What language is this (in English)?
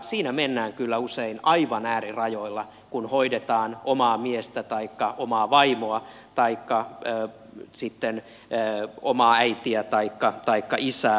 Finnish